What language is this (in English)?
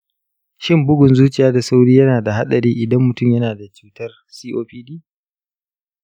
Hausa